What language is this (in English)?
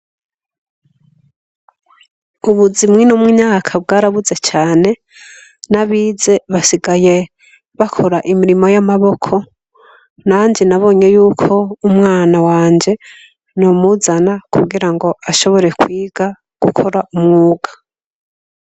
Rundi